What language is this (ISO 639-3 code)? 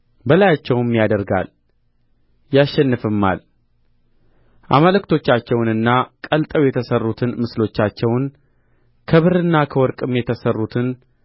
amh